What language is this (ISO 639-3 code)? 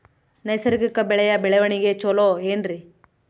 kan